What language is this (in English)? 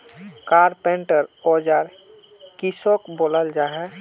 Magahi